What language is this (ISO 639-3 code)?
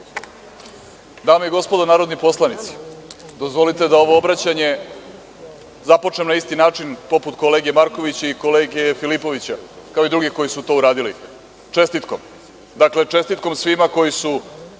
srp